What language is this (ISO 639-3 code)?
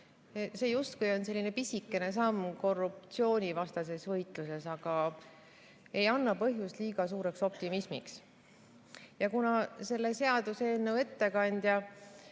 est